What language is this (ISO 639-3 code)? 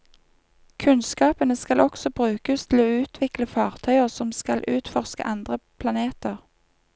nor